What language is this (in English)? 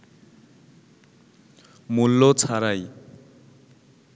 Bangla